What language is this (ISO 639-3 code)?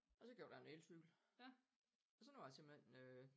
dan